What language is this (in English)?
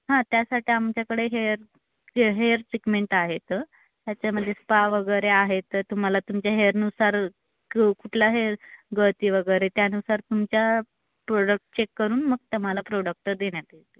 Marathi